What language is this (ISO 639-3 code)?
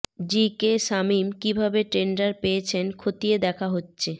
ben